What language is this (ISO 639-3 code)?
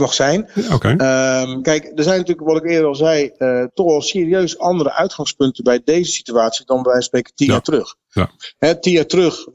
nld